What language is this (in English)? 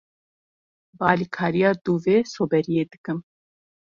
Kurdish